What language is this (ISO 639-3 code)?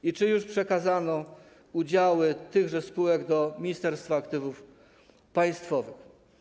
pol